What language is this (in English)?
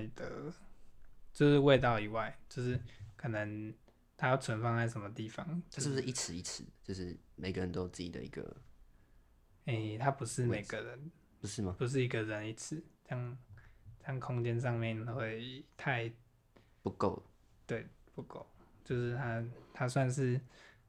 Chinese